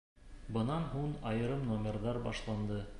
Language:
Bashkir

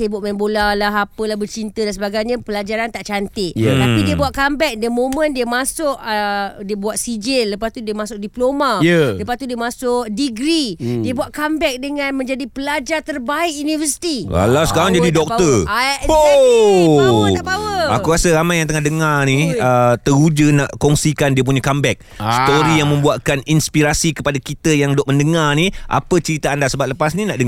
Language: Malay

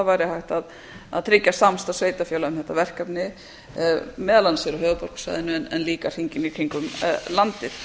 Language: Icelandic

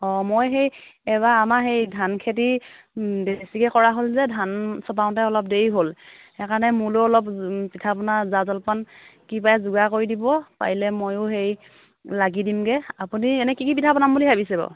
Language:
Assamese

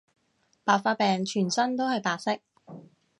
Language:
Cantonese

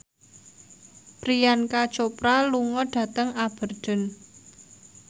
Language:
Javanese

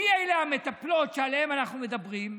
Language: Hebrew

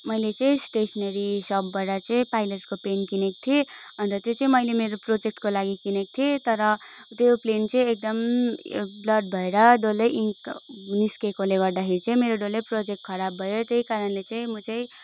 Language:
Nepali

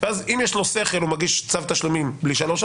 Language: Hebrew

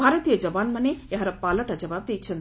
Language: Odia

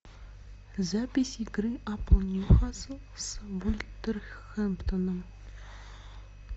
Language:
Russian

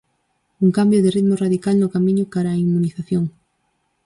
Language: Galician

